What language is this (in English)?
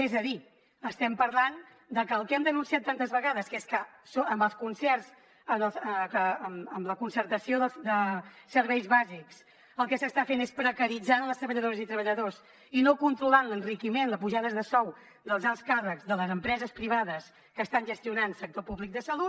Catalan